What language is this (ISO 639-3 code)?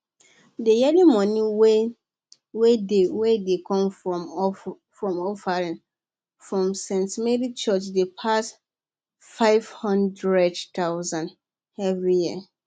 pcm